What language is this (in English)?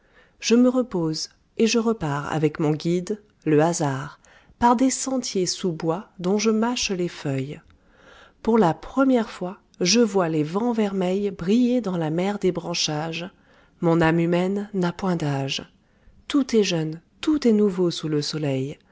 French